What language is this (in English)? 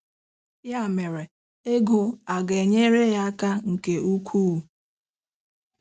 Igbo